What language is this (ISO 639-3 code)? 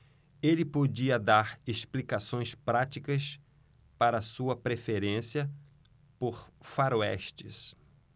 por